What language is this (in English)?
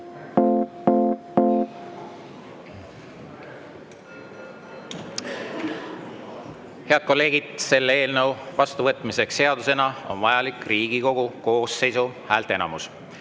Estonian